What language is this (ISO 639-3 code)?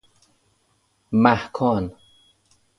fas